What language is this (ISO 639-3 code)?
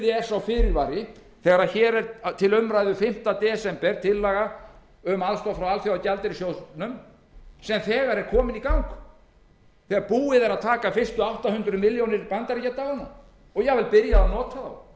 isl